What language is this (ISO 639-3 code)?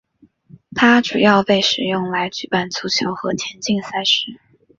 zho